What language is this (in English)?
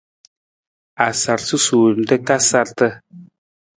Nawdm